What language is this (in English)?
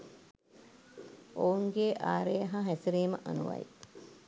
Sinhala